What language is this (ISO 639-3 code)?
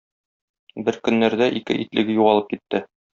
tat